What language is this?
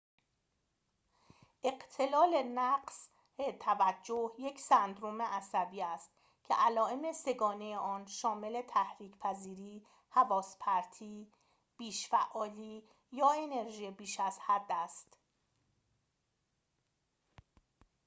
Persian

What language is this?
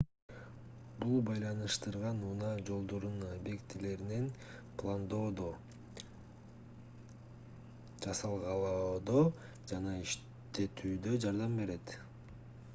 Kyrgyz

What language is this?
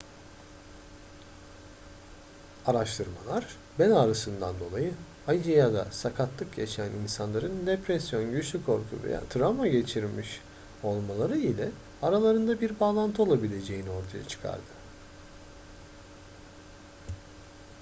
Turkish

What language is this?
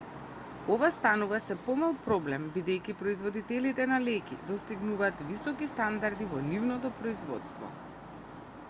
Macedonian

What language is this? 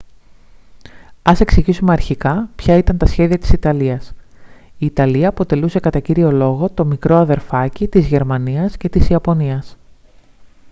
Greek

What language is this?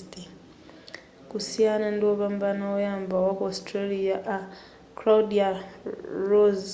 Nyanja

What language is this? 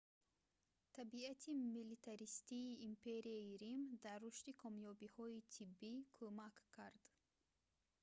Tajik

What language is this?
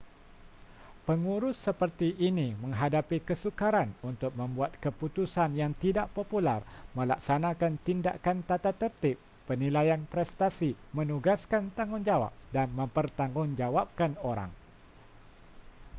Malay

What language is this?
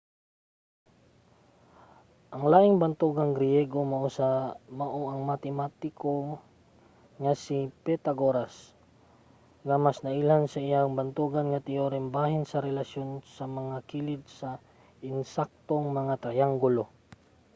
Cebuano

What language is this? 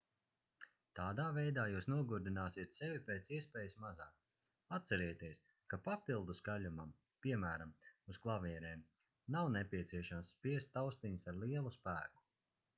Latvian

